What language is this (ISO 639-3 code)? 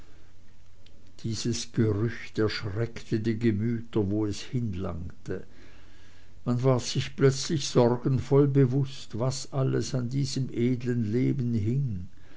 deu